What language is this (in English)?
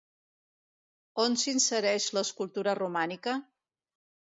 Catalan